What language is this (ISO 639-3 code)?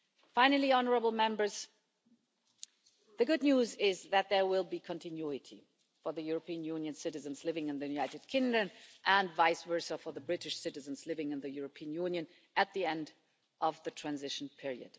eng